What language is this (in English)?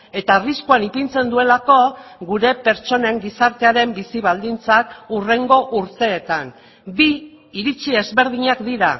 Basque